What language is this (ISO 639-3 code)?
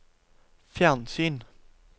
nor